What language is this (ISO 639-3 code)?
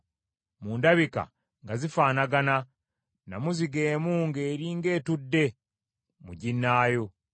lug